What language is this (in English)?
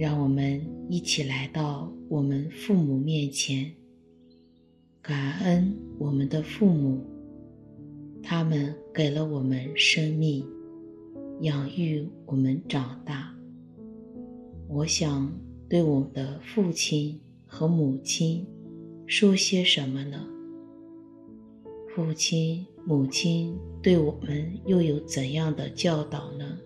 Chinese